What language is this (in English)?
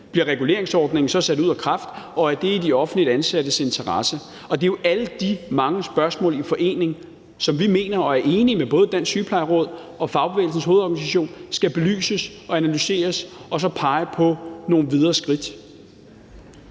Danish